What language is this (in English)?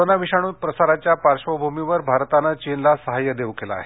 Marathi